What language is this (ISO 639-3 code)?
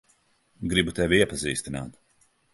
lav